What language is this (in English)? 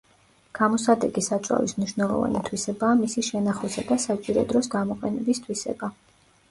Georgian